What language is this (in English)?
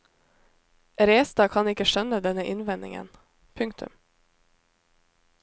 Norwegian